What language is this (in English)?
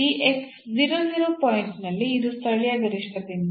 Kannada